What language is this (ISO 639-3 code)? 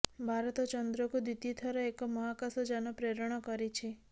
ori